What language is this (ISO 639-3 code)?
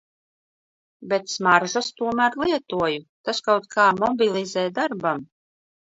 lav